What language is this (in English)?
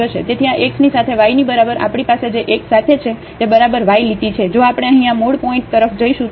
Gujarati